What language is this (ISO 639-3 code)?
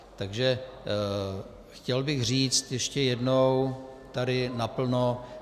ces